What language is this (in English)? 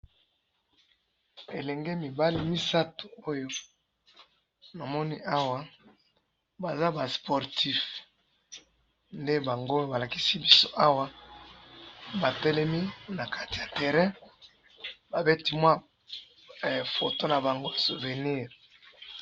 Lingala